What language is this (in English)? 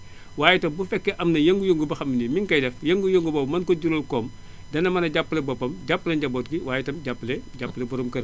Wolof